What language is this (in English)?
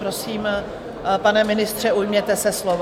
Czech